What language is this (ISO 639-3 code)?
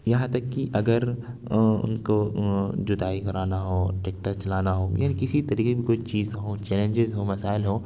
urd